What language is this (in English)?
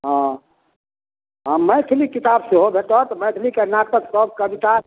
Maithili